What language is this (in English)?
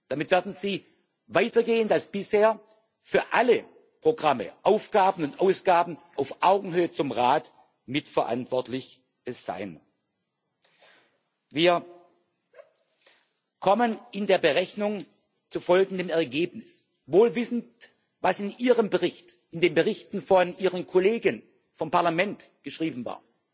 German